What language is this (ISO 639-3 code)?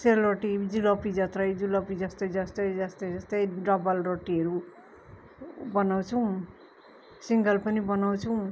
nep